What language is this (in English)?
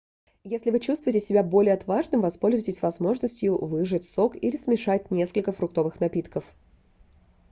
Russian